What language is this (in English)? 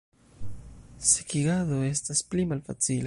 Esperanto